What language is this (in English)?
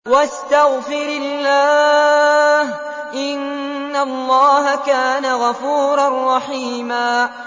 Arabic